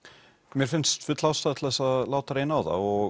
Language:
Icelandic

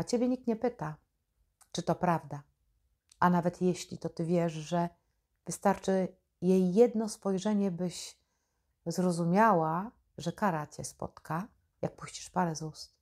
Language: Polish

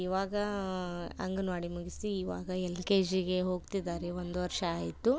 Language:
Kannada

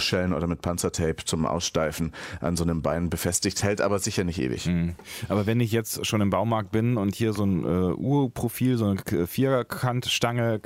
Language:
German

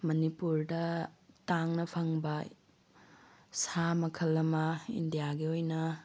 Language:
Manipuri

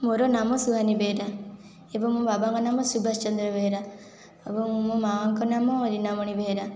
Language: Odia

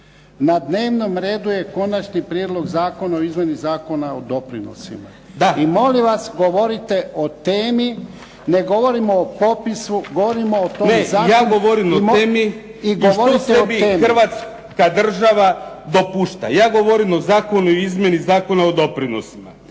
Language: Croatian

